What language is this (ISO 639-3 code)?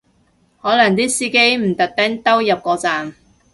yue